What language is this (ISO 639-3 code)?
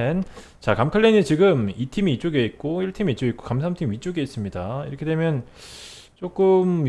kor